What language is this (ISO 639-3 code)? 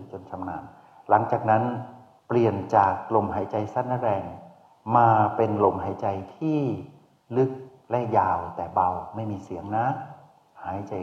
tha